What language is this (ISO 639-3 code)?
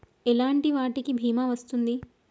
tel